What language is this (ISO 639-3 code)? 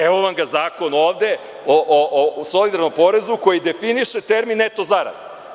srp